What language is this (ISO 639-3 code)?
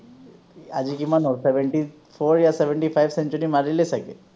asm